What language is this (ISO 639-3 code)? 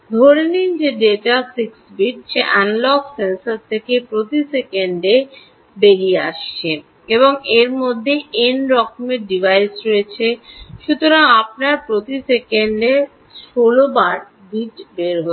ben